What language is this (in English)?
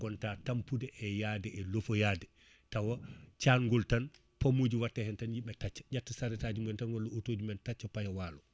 Fula